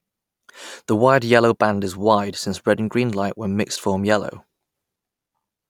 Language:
English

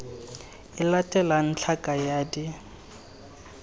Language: Tswana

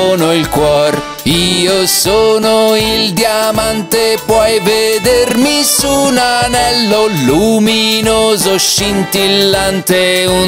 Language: Italian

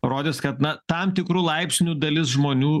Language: Lithuanian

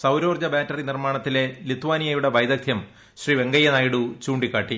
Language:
Malayalam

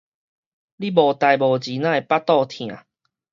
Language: Min Nan Chinese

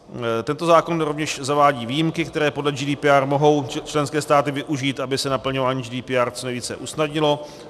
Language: Czech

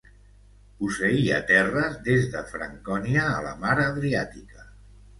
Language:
Catalan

